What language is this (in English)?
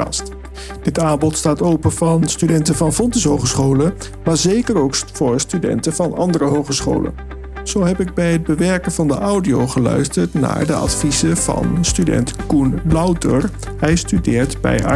Dutch